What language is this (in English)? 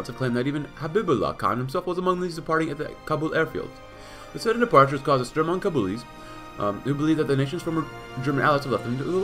English